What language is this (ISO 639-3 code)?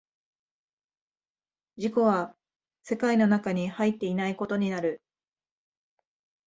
jpn